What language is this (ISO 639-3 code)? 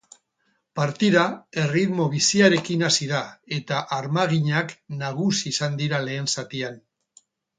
eus